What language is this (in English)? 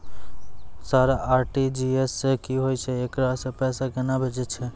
Maithili